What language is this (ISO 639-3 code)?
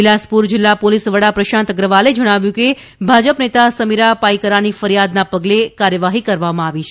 guj